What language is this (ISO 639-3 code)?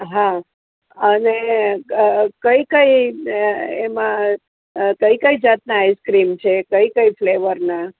guj